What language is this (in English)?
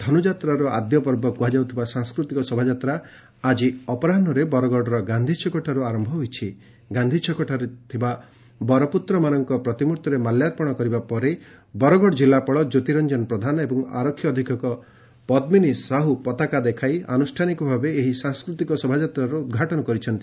Odia